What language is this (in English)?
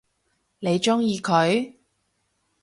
Cantonese